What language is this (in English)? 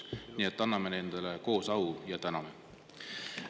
Estonian